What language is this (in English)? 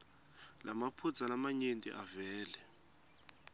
Swati